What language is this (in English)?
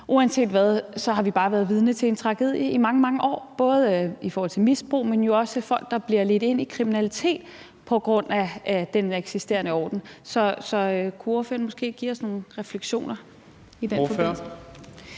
Danish